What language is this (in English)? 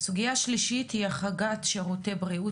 Hebrew